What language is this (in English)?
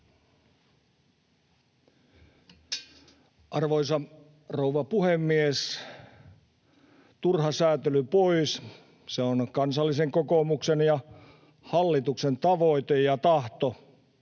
Finnish